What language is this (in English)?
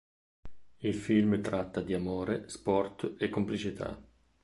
Italian